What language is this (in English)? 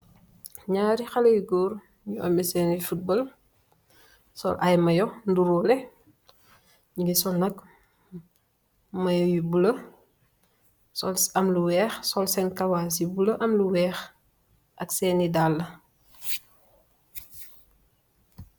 Wolof